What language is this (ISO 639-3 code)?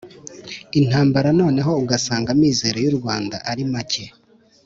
kin